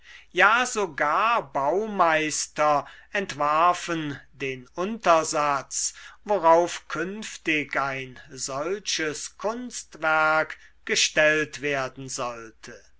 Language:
German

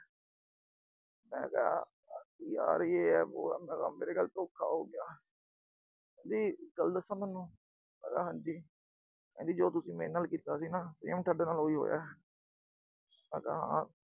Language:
Punjabi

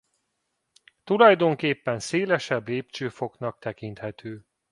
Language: Hungarian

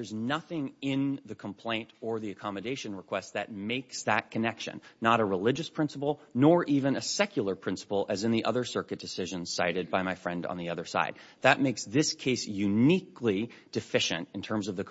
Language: English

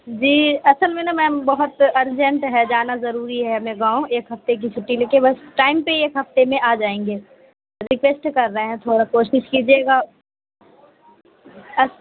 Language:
Urdu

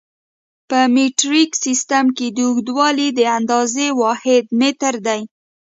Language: Pashto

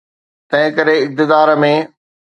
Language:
Sindhi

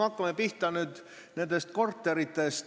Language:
Estonian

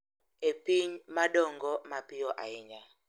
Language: Luo (Kenya and Tanzania)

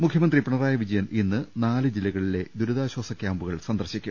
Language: Malayalam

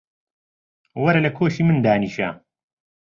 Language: Central Kurdish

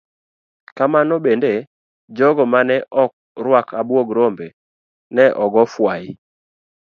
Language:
Luo (Kenya and Tanzania)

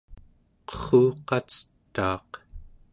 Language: Central Yupik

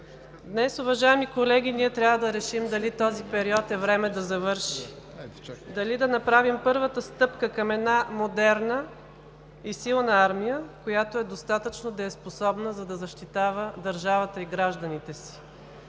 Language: Bulgarian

